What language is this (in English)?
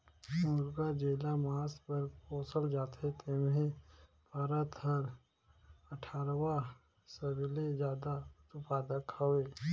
Chhattisgarhi